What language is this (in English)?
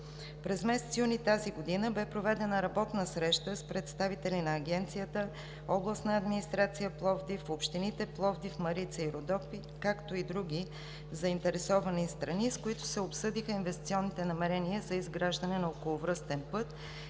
Bulgarian